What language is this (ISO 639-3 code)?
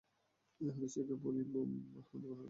ben